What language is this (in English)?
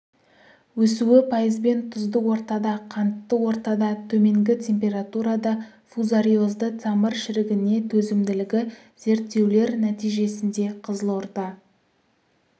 Kazakh